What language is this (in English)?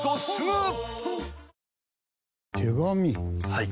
Japanese